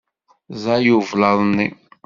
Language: Kabyle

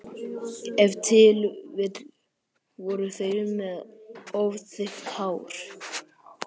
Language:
Icelandic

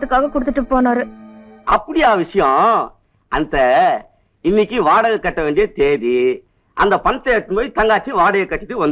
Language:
Romanian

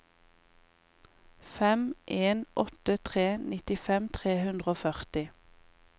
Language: Norwegian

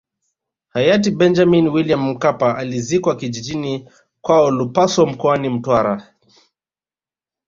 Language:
Swahili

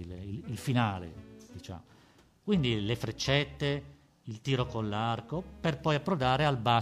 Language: Italian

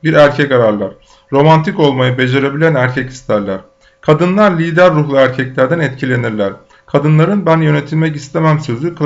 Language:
Turkish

